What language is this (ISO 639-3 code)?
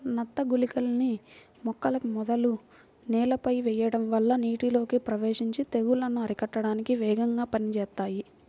tel